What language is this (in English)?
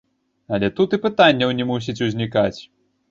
Belarusian